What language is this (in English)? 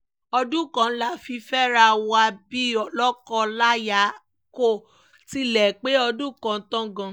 Yoruba